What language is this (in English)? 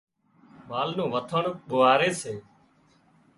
Wadiyara Koli